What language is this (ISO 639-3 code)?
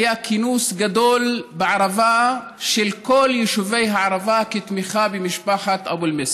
heb